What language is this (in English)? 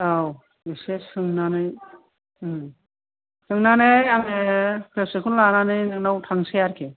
Bodo